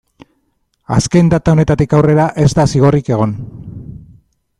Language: Basque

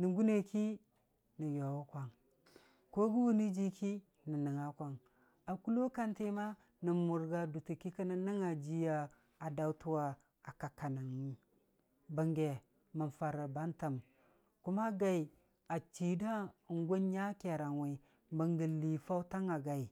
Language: Dijim-Bwilim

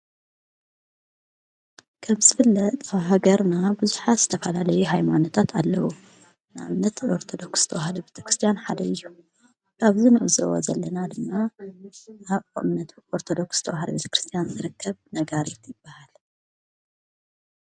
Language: Tigrinya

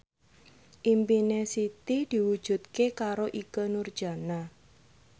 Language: Javanese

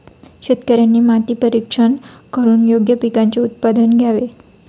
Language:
Marathi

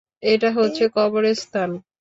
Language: Bangla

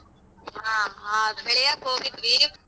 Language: Kannada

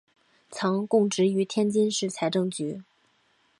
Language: Chinese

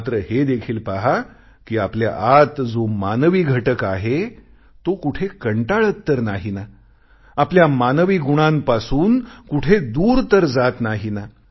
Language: Marathi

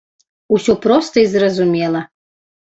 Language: Belarusian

